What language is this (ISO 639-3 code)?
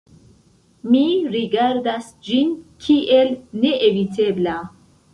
epo